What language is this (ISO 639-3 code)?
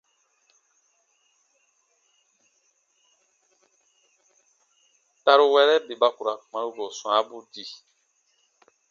bba